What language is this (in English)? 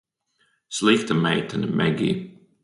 Latvian